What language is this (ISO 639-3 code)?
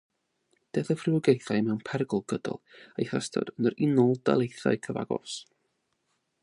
cym